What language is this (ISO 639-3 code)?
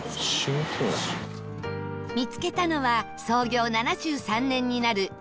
jpn